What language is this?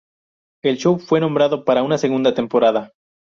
Spanish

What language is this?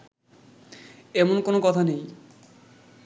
Bangla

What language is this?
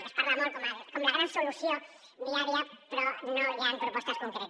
Catalan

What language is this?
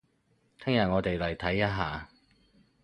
Cantonese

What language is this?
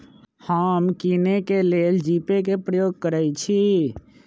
Magahi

